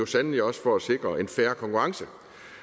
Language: Danish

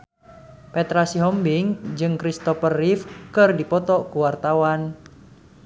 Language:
Sundanese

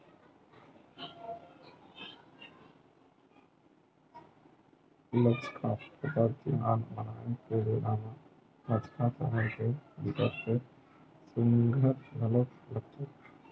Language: Chhattisgarhi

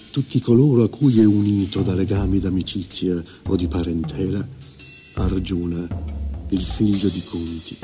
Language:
Italian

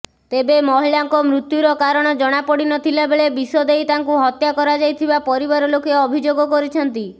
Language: Odia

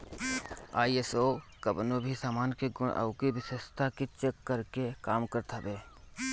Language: Bhojpuri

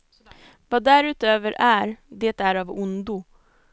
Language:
Swedish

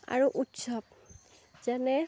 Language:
Assamese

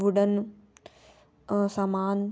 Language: Hindi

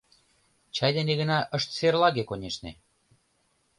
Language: Mari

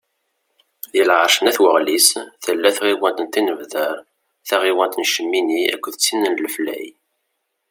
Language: Kabyle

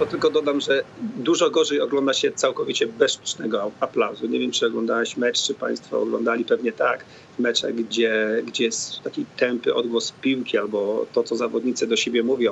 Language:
Polish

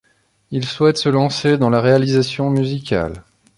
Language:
French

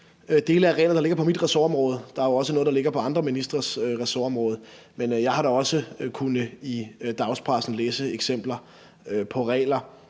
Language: Danish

